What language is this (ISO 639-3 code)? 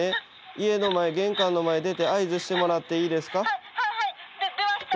jpn